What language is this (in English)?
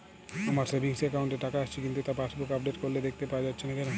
Bangla